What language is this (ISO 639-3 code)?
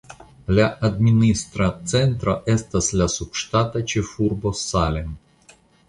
epo